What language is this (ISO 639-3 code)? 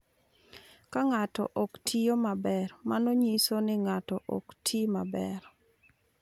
luo